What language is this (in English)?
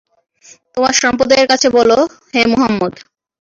Bangla